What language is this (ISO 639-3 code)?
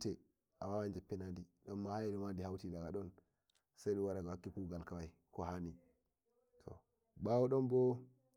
fuv